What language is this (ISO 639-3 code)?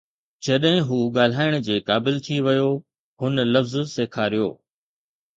snd